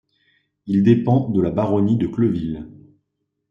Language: French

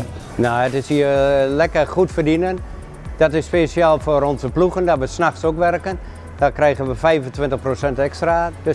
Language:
Dutch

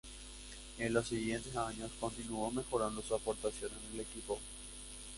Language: Spanish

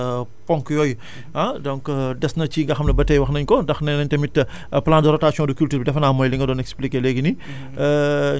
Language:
Wolof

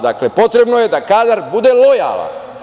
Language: Serbian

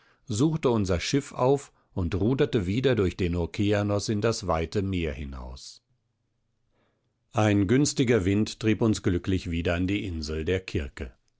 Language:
German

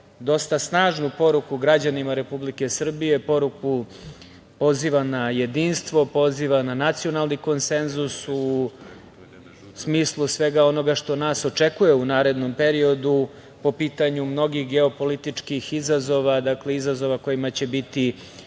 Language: Serbian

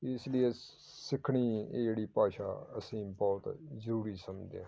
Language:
Punjabi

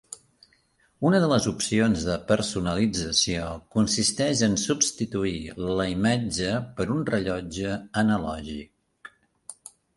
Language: Catalan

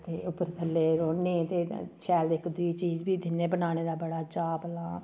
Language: Dogri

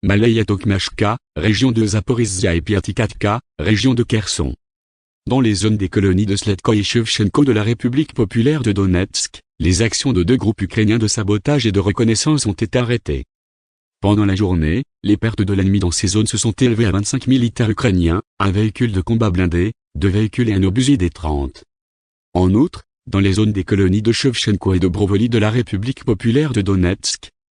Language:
French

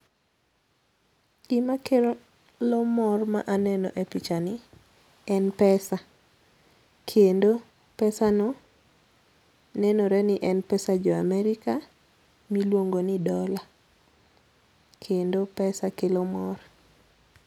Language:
Luo (Kenya and Tanzania)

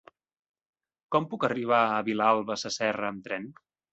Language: Catalan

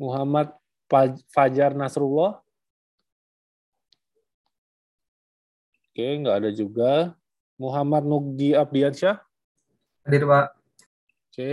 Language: Indonesian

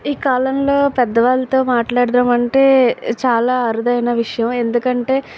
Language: Telugu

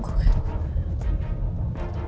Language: Indonesian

